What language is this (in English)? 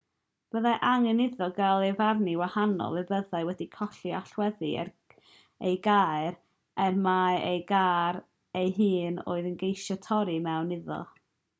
Welsh